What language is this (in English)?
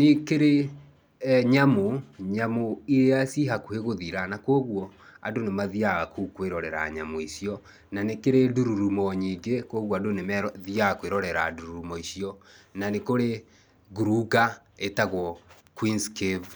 Kikuyu